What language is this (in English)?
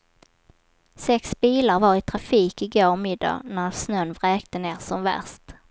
Swedish